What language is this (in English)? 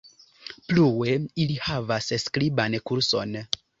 Esperanto